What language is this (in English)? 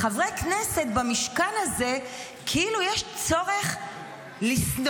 Hebrew